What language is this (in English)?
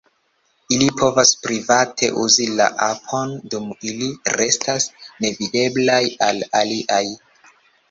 Esperanto